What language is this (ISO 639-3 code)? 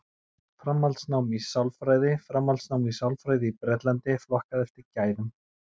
isl